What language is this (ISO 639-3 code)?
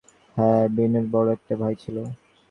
ben